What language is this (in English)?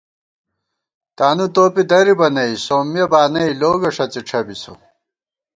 Gawar-Bati